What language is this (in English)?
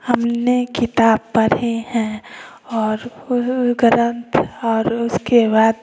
Hindi